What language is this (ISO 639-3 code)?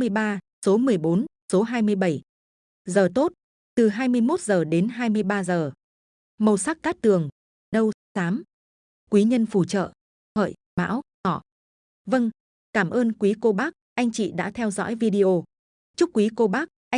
vie